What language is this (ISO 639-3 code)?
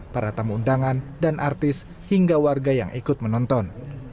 ind